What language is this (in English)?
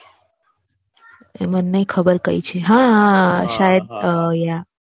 Gujarati